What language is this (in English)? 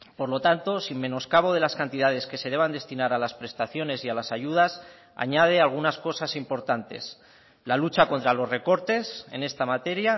Spanish